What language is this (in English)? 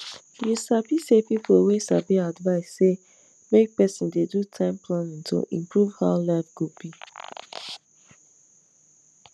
Nigerian Pidgin